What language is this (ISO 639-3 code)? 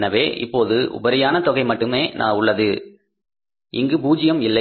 tam